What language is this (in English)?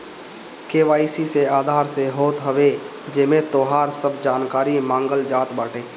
Bhojpuri